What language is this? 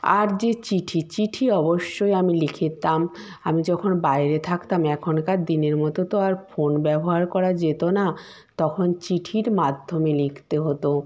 Bangla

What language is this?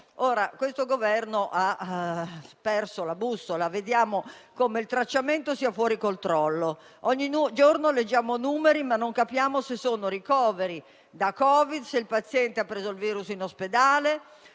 Italian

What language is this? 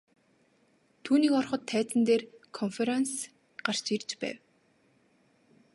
Mongolian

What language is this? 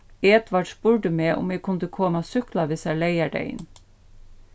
Faroese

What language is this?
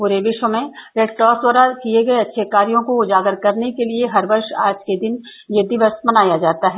Hindi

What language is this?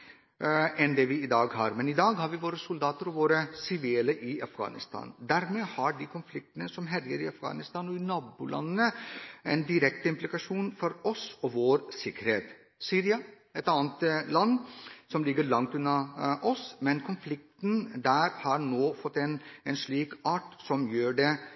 Norwegian Bokmål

